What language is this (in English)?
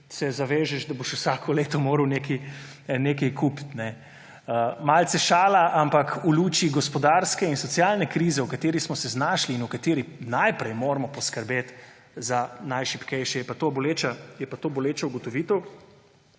Slovenian